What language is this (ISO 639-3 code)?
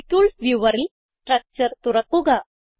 mal